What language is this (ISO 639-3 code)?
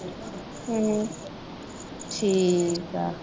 pan